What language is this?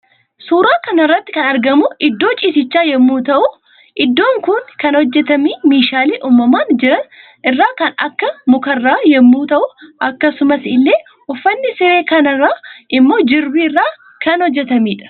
Oromo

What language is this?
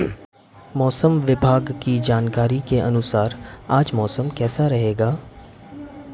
Hindi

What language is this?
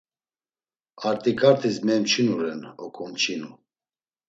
Laz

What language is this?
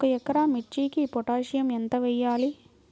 Telugu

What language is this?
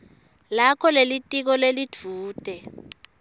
Swati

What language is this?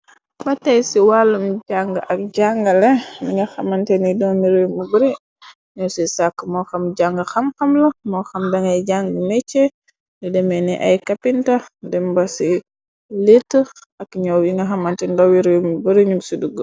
Wolof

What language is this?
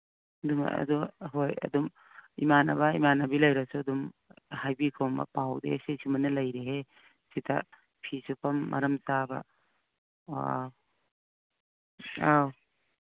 Manipuri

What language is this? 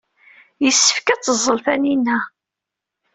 Kabyle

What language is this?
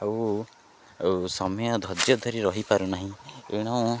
Odia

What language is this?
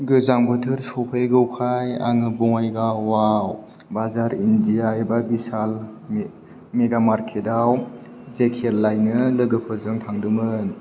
Bodo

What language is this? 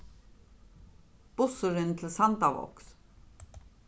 Faroese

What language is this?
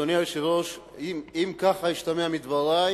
Hebrew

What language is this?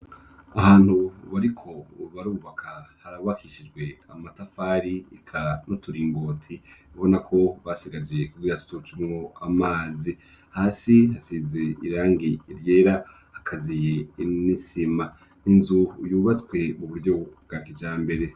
Rundi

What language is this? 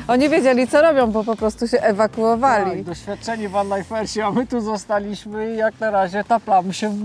Polish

